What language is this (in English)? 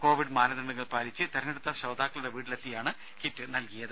Malayalam